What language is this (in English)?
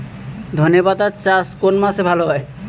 Bangla